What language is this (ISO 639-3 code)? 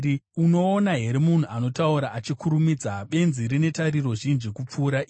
sna